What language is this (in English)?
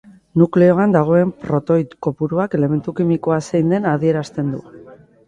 Basque